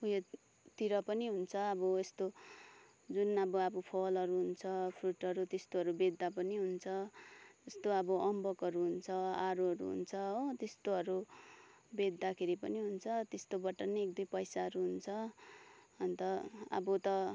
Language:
Nepali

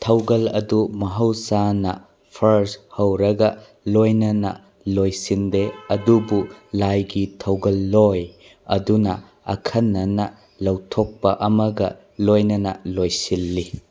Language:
Manipuri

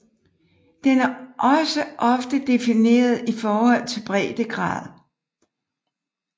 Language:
Danish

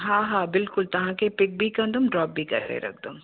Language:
Sindhi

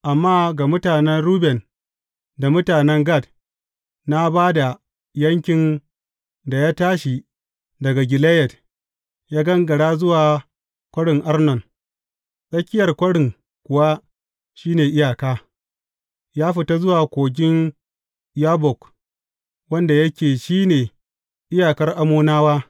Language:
Hausa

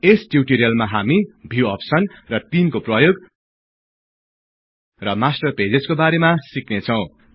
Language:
Nepali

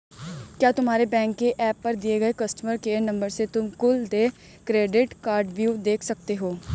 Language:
Hindi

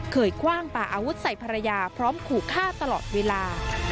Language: Thai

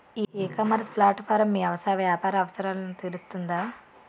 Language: Telugu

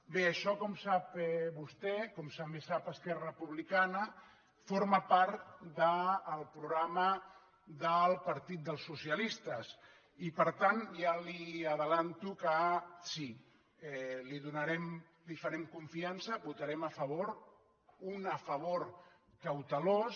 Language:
Catalan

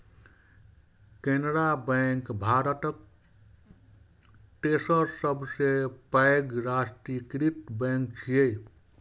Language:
Maithili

